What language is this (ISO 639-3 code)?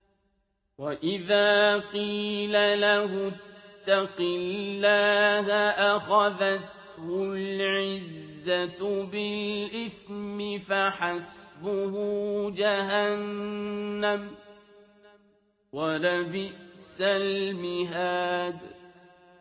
ara